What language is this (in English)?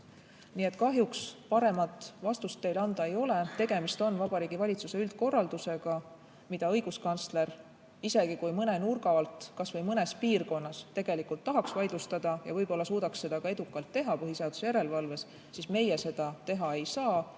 Estonian